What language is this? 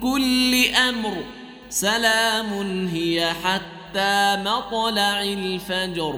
Arabic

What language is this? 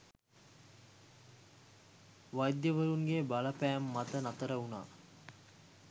Sinhala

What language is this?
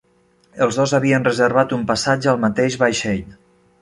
Catalan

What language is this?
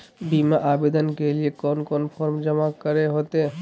Magahi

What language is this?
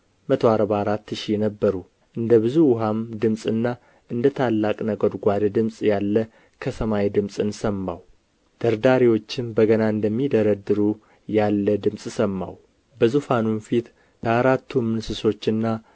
Amharic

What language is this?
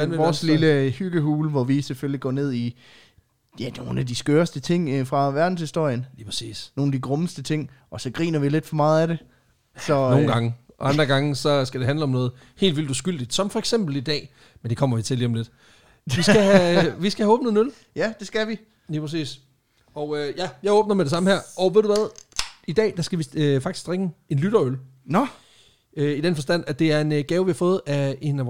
Danish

